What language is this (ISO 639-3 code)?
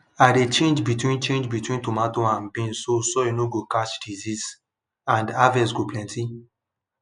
pcm